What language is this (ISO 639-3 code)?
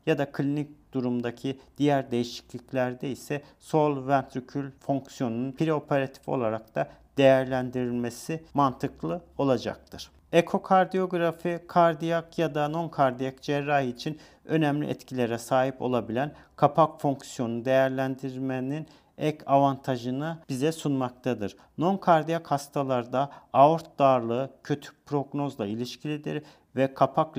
tur